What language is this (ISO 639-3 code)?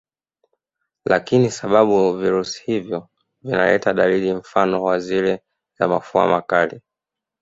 swa